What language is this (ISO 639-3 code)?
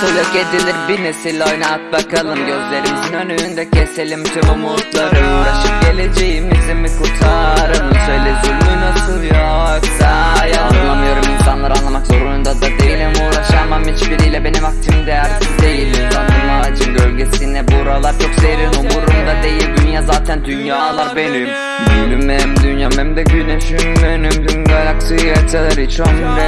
tur